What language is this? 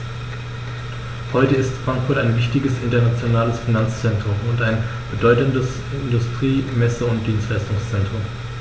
German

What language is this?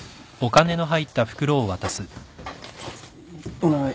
Japanese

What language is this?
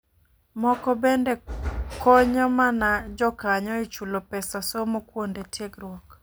Luo (Kenya and Tanzania)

